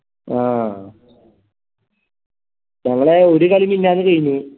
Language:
Malayalam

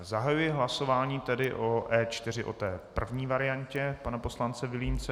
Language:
Czech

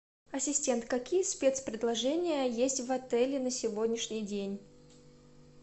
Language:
Russian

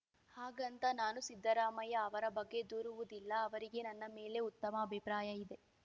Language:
Kannada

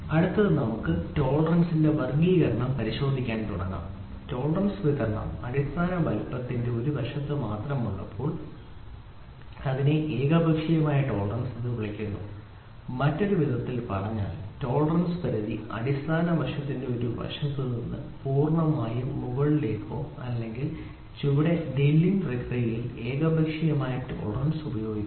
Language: Malayalam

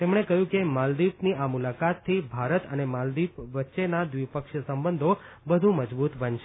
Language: Gujarati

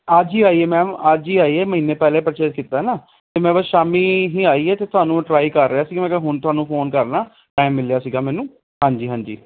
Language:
Punjabi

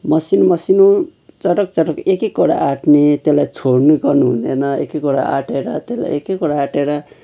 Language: Nepali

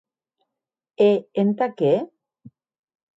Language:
Occitan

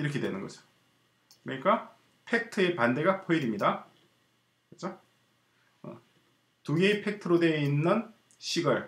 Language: Korean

